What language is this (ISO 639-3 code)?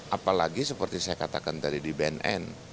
ind